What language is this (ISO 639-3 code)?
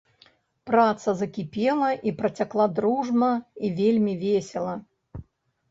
bel